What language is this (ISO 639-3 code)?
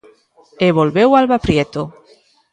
glg